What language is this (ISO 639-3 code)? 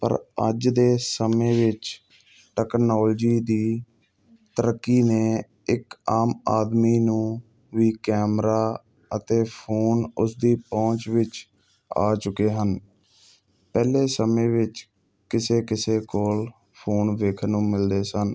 pan